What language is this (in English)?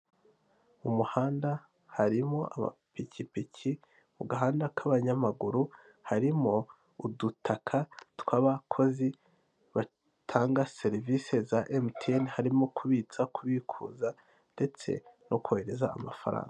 Kinyarwanda